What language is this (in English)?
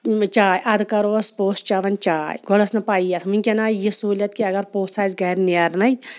Kashmiri